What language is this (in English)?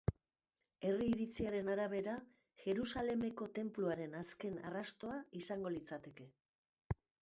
Basque